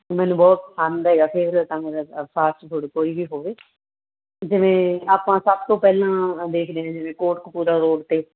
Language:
Punjabi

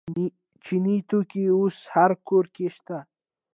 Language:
Pashto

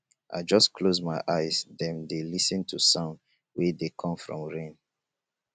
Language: Nigerian Pidgin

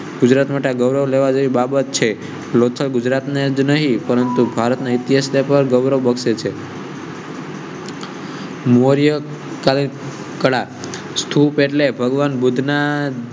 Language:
Gujarati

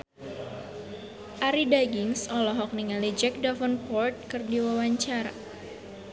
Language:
Sundanese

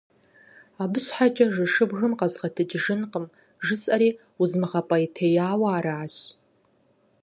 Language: Kabardian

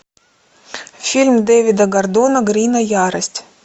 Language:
Russian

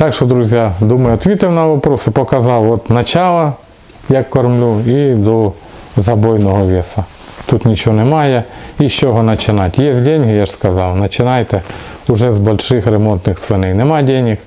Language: Russian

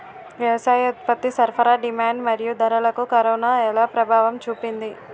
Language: Telugu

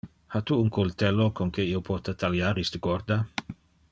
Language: Interlingua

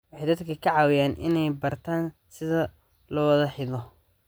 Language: Somali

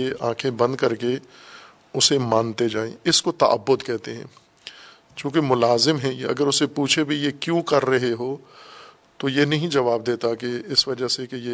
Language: Urdu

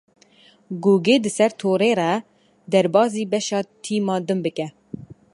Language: Kurdish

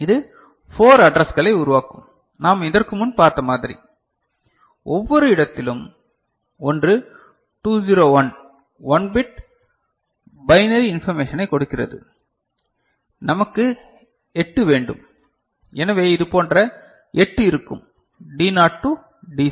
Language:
Tamil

